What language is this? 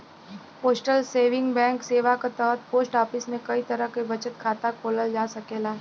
Bhojpuri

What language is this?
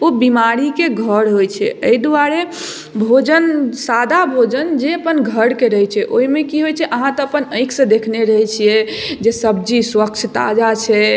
Maithili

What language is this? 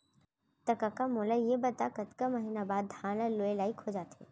Chhattisgarhi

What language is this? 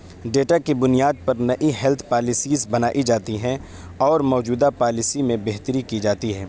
Urdu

